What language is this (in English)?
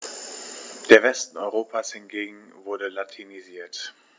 German